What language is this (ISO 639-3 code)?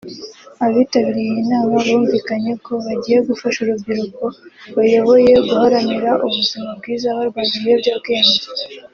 kin